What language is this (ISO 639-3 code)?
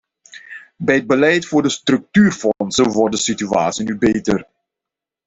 nld